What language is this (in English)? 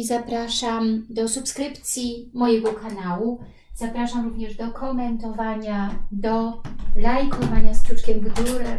Polish